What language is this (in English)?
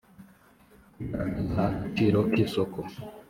Kinyarwanda